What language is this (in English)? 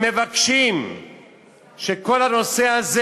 Hebrew